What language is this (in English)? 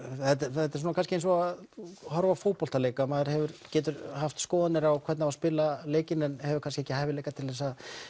Icelandic